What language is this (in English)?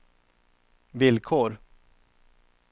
Swedish